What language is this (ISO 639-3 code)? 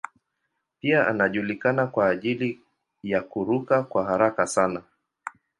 swa